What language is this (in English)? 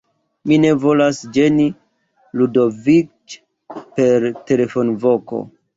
Esperanto